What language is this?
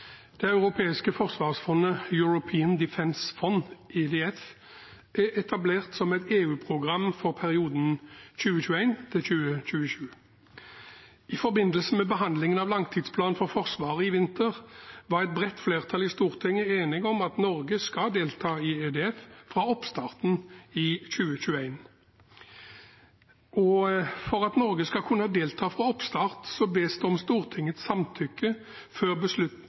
Norwegian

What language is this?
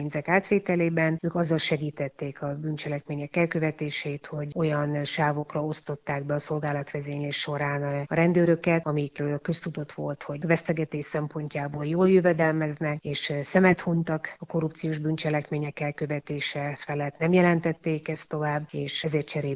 Hungarian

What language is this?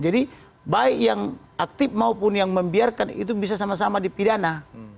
Indonesian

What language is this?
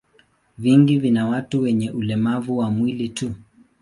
Swahili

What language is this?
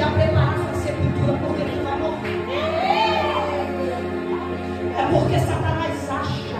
Portuguese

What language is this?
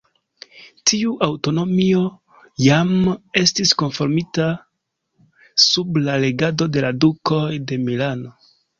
Esperanto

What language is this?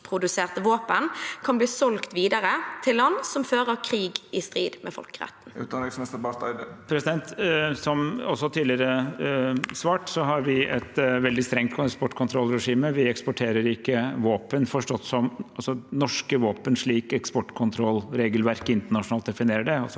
Norwegian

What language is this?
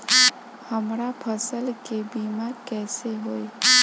Bhojpuri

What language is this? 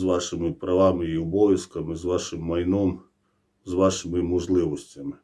Ukrainian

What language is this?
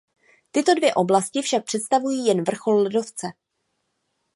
Czech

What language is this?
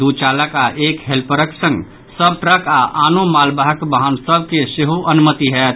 Maithili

